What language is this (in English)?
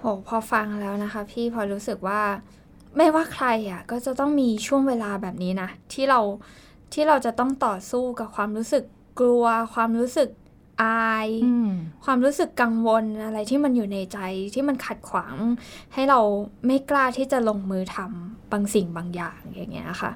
Thai